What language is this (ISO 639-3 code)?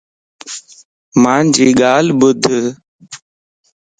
lss